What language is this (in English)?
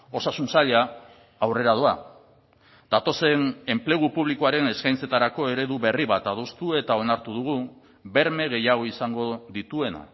Basque